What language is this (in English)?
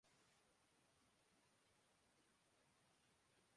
Urdu